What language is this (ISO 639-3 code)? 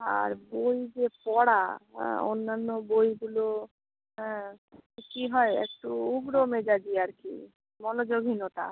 ben